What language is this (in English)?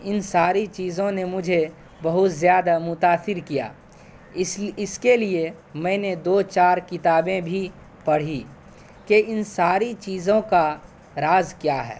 Urdu